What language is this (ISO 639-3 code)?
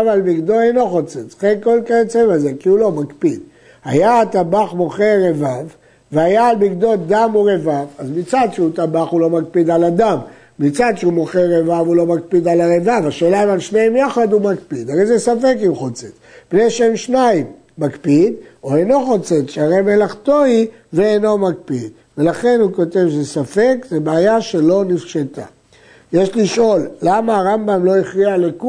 heb